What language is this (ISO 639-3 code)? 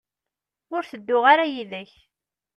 kab